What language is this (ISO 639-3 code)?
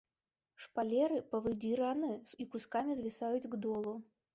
bel